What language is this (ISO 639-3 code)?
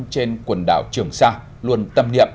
vie